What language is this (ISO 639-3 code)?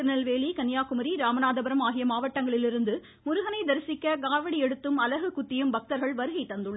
tam